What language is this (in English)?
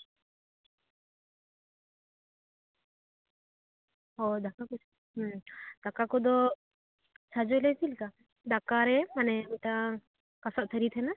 Santali